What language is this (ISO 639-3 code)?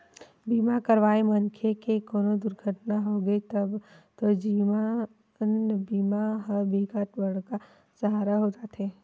hne